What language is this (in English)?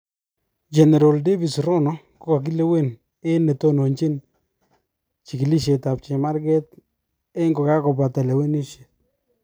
Kalenjin